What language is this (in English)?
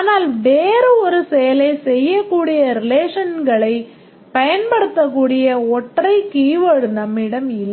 Tamil